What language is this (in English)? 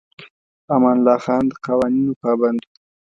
Pashto